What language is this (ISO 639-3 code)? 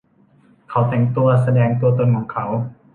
tha